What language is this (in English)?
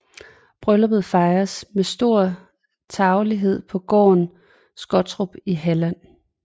Danish